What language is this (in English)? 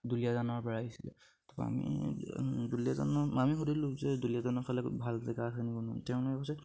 Assamese